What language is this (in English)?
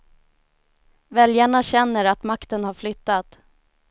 Swedish